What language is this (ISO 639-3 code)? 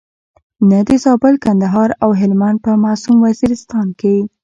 pus